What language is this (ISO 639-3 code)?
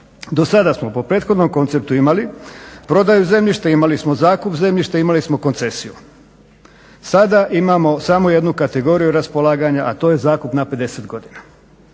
hrv